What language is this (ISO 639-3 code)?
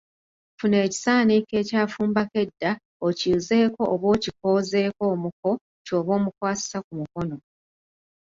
lug